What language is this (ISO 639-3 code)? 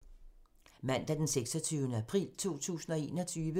dan